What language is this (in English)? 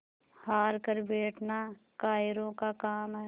Hindi